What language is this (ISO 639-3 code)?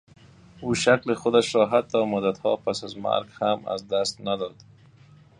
fas